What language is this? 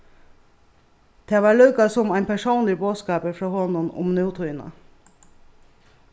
Faroese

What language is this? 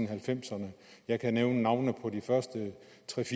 Danish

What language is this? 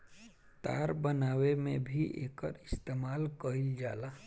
Bhojpuri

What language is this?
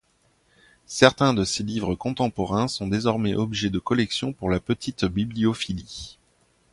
French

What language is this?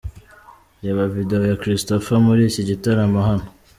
Kinyarwanda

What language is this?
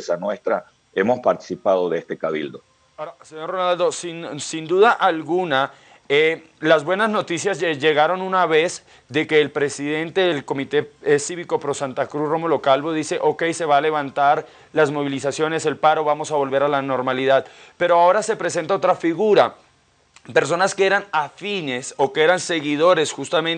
Spanish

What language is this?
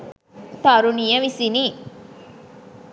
Sinhala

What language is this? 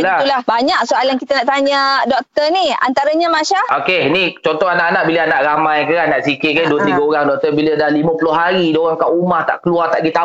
Malay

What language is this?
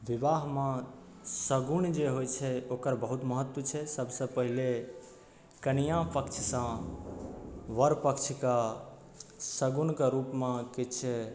Maithili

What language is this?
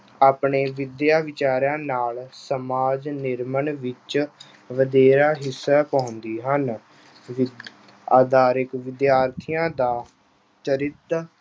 Punjabi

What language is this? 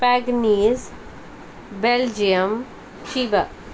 Konkani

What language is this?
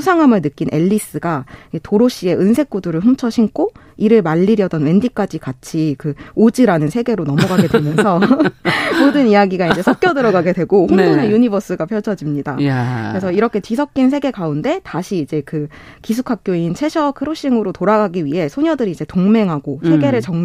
Korean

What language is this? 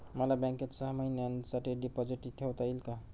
Marathi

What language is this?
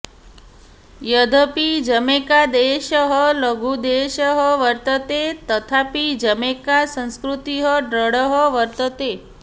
Sanskrit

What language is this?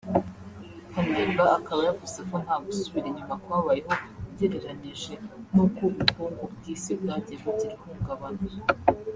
Kinyarwanda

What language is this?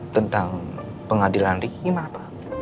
Indonesian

